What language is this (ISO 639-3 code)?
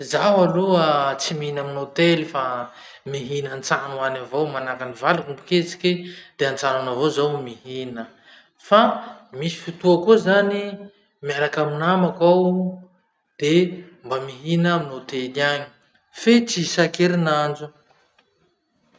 msh